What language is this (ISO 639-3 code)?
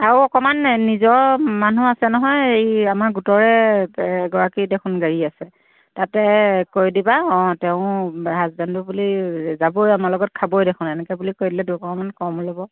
asm